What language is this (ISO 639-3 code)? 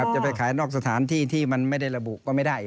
tha